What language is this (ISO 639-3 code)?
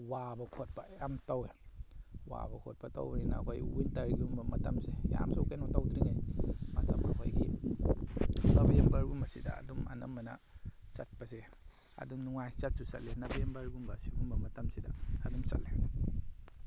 mni